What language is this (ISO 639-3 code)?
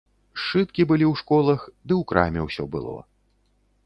bel